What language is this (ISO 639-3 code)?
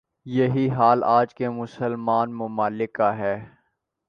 urd